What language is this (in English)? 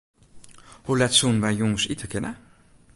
Western Frisian